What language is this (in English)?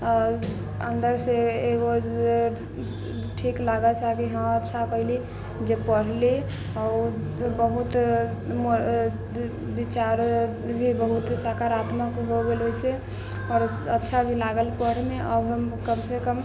Maithili